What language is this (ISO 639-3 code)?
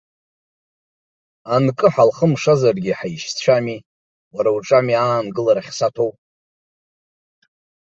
abk